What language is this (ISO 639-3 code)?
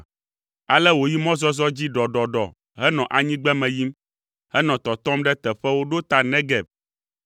ewe